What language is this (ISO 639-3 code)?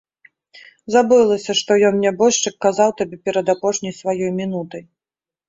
bel